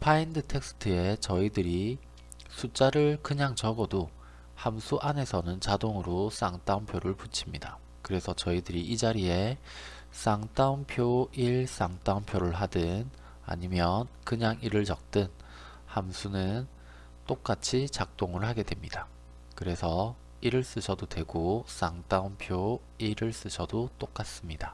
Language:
Korean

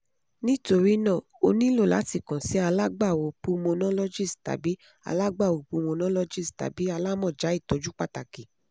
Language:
Yoruba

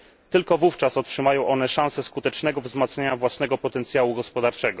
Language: Polish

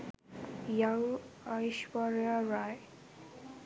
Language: Sinhala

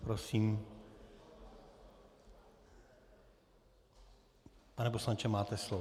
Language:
Czech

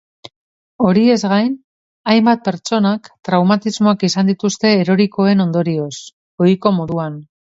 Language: Basque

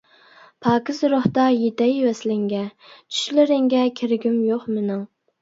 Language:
Uyghur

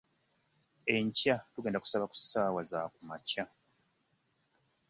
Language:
Ganda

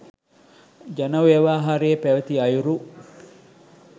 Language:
Sinhala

